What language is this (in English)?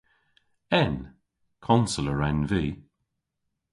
Cornish